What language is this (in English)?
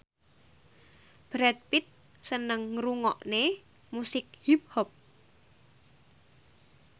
Javanese